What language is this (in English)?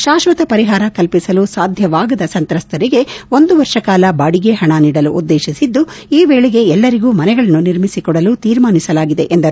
Kannada